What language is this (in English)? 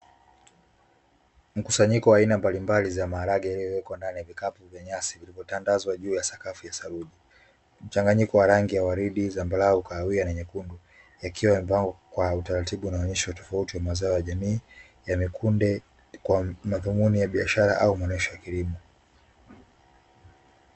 Swahili